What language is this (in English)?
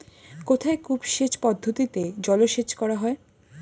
Bangla